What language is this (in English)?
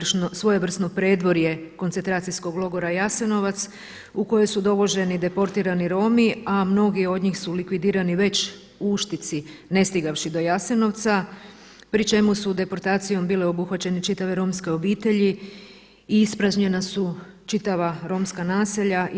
Croatian